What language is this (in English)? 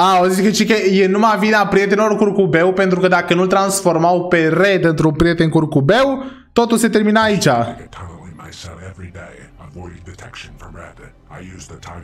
Romanian